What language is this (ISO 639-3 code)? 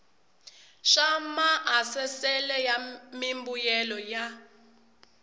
tso